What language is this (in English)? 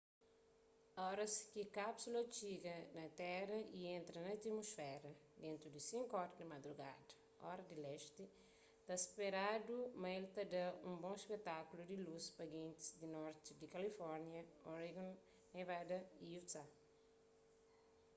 Kabuverdianu